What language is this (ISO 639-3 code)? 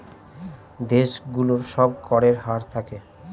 ben